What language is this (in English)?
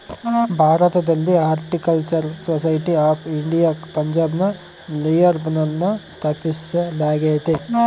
Kannada